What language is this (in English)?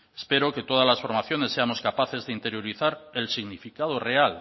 Spanish